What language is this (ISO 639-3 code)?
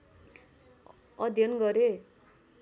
nep